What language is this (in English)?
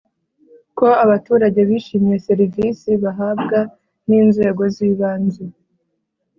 Kinyarwanda